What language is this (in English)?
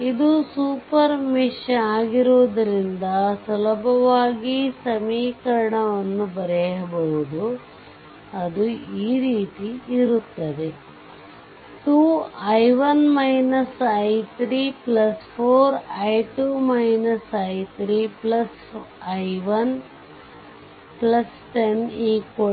Kannada